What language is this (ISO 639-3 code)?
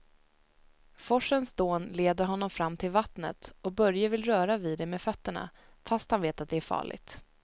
swe